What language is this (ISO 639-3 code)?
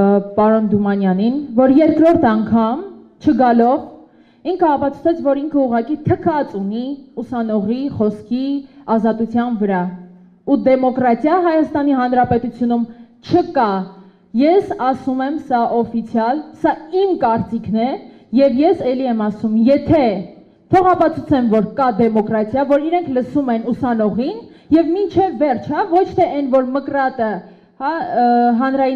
ron